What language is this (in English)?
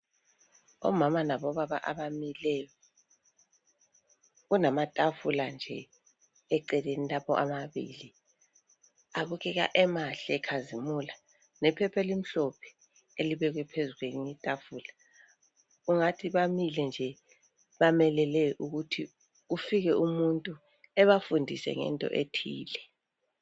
North Ndebele